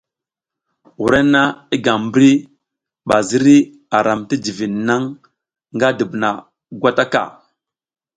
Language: South Giziga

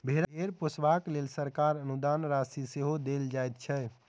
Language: Maithili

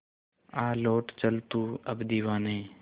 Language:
Hindi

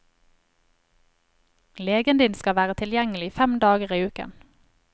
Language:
Norwegian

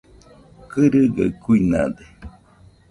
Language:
Nüpode Huitoto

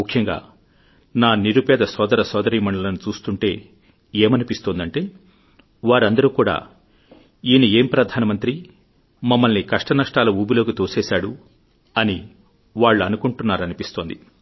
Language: Telugu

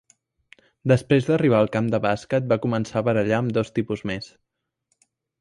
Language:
Catalan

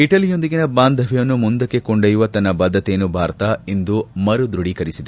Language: Kannada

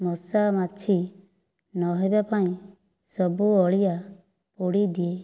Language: Odia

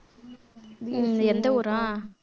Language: Tamil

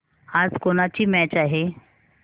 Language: Marathi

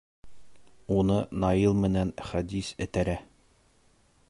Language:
Bashkir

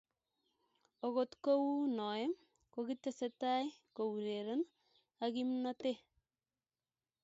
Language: Kalenjin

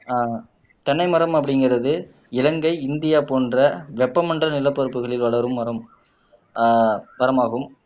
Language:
Tamil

